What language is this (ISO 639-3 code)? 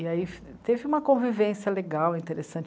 por